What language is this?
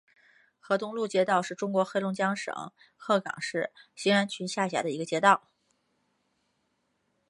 Chinese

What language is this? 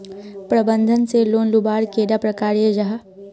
Magahi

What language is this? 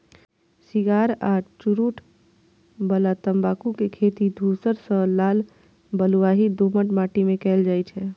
Maithili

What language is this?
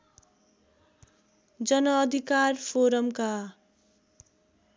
Nepali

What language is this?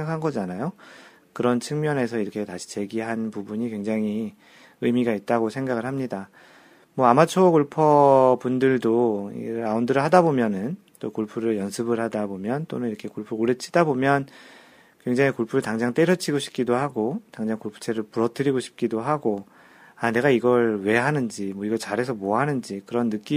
Korean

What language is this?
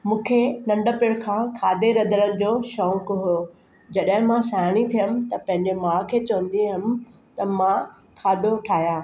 Sindhi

